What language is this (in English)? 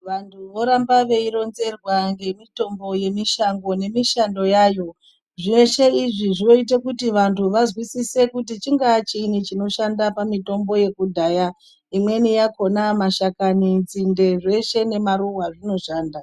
Ndau